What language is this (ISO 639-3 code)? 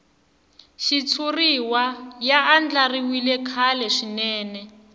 tso